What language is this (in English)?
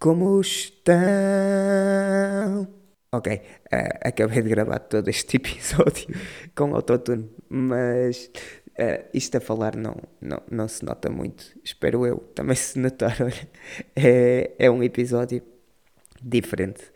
Portuguese